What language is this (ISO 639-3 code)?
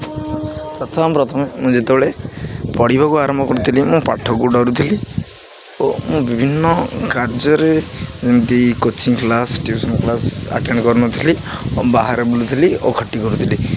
ori